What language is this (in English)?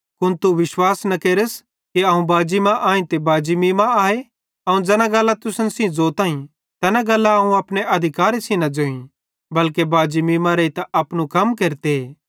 Bhadrawahi